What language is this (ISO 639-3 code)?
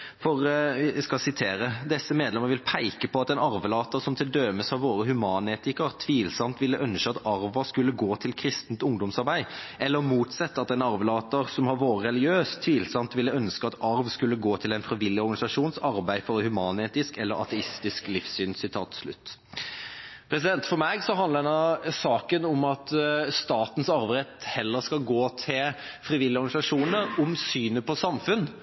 nob